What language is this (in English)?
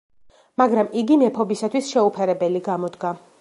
Georgian